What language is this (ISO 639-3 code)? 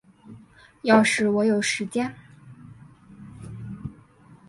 zho